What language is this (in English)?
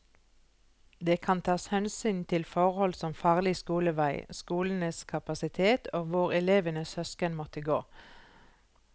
Norwegian